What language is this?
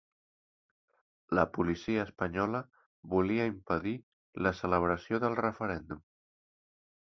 Catalan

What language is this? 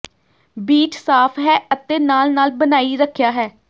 Punjabi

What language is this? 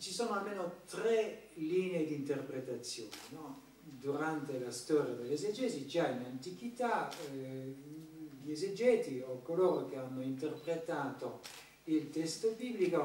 Italian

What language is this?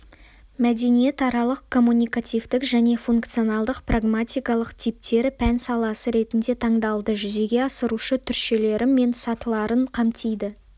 Kazakh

